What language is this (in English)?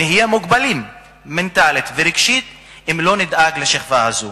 Hebrew